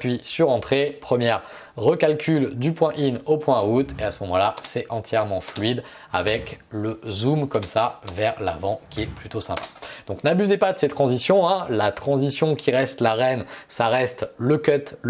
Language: French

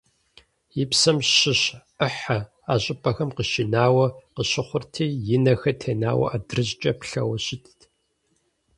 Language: Kabardian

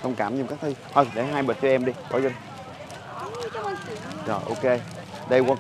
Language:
Vietnamese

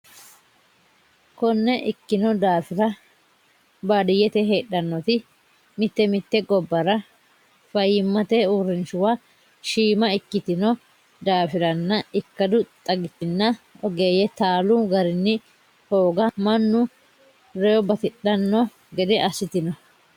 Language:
Sidamo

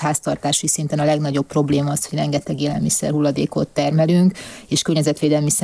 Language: Hungarian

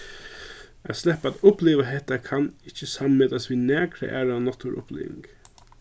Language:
Faroese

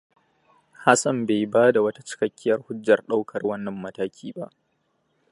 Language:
Hausa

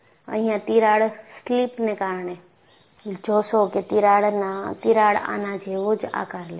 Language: Gujarati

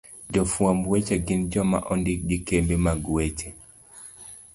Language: Luo (Kenya and Tanzania)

